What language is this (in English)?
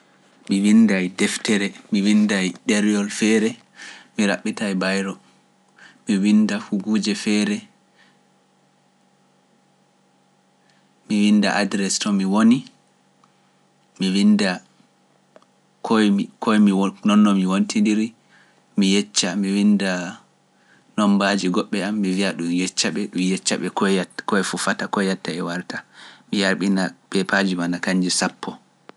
Pular